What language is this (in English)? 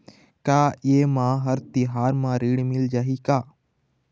Chhattisgarhi